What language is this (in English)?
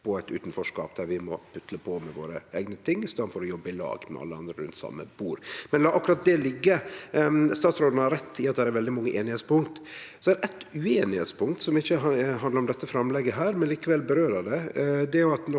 Norwegian